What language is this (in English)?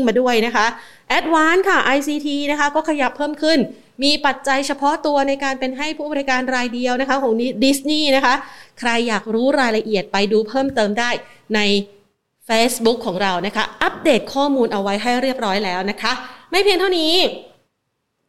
Thai